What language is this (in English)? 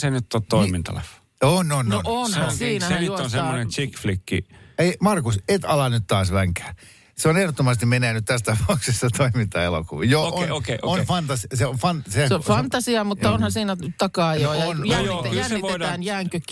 Finnish